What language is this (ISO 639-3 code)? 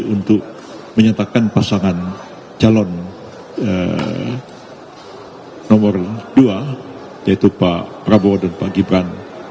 ind